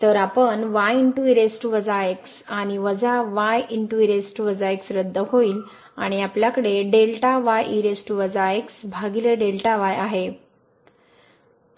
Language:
Marathi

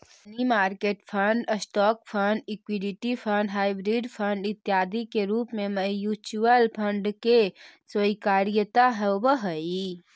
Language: Magahi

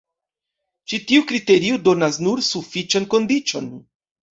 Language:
Esperanto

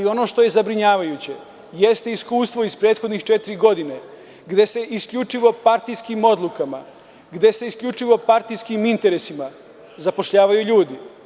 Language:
Serbian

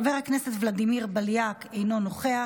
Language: Hebrew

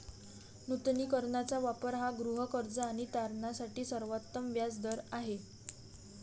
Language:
Marathi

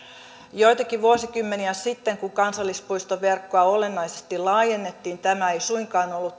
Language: Finnish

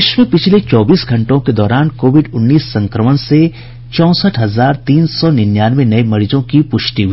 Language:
Hindi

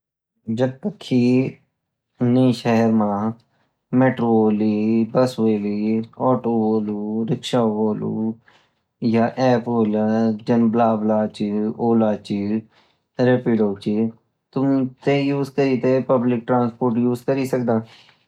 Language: Garhwali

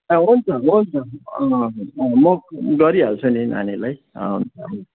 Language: Nepali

